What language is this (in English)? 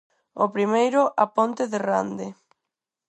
Galician